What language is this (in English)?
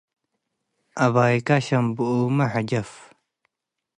Tigre